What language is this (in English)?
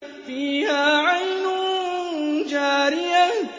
Arabic